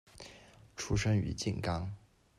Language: Chinese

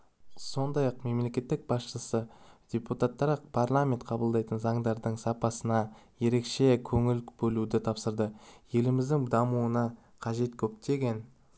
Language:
Kazakh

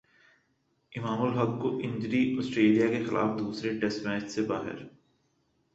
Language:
Urdu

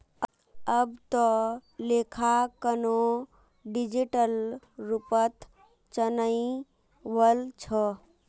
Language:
Magahi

